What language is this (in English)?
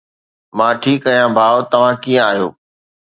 Sindhi